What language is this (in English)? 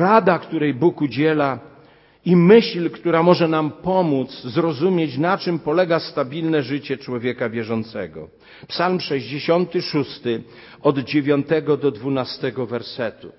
Polish